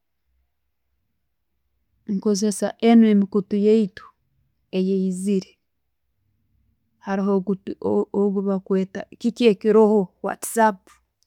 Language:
Tooro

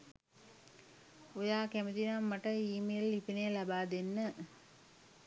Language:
Sinhala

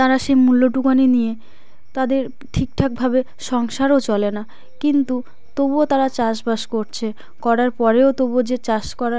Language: Bangla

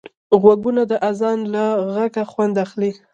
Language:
Pashto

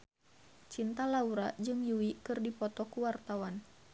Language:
Sundanese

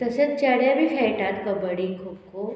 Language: Konkani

